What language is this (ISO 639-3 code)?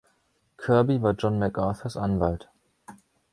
deu